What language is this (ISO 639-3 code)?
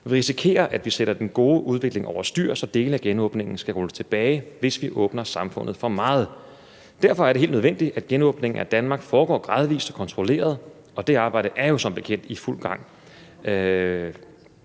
dan